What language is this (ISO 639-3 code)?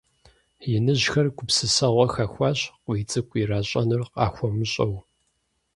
kbd